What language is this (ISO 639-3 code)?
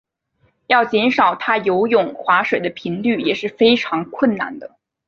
zho